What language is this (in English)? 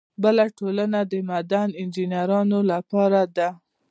Pashto